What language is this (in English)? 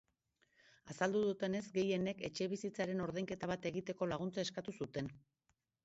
Basque